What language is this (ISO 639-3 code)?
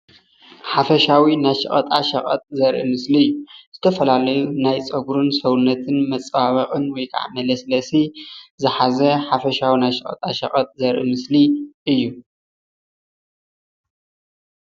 tir